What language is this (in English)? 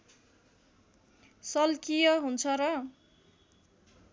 Nepali